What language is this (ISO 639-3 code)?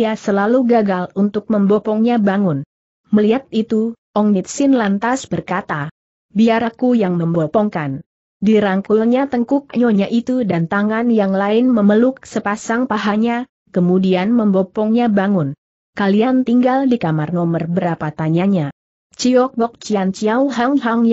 ind